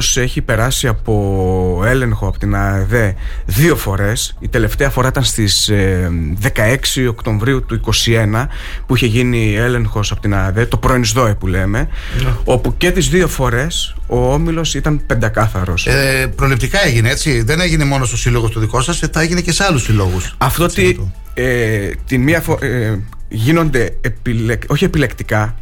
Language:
Greek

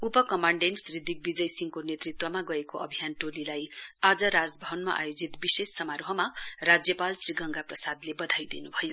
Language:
Nepali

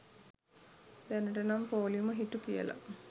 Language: Sinhala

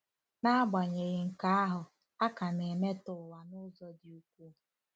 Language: Igbo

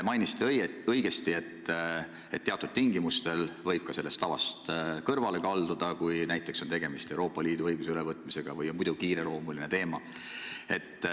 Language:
Estonian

